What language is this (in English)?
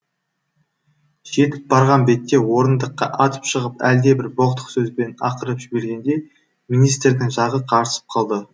Kazakh